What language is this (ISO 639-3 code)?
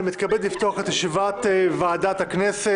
heb